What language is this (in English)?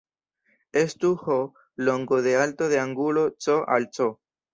Esperanto